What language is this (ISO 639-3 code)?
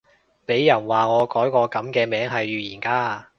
yue